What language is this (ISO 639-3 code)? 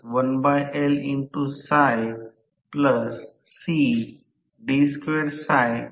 mar